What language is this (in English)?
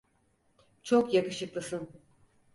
Turkish